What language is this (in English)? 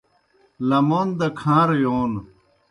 Kohistani Shina